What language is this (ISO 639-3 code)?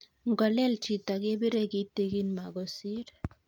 kln